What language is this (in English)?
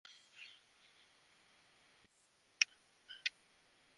Bangla